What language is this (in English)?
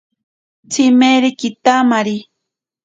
Ashéninka Perené